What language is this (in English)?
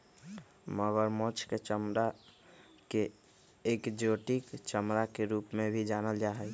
Magahi